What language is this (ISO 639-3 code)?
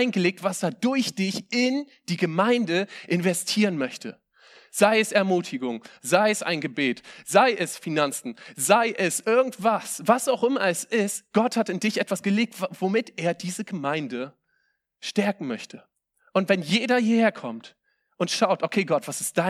deu